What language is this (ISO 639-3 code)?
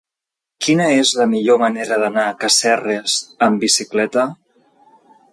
cat